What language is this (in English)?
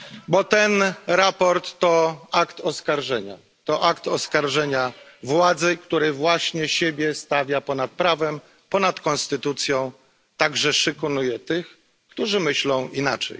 Polish